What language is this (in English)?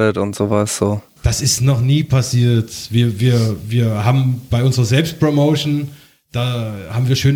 German